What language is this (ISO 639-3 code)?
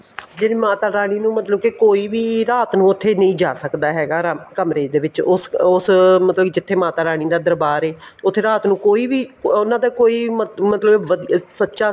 pan